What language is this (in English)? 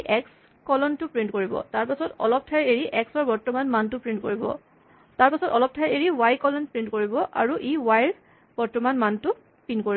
Assamese